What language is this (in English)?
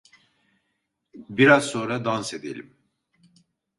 Turkish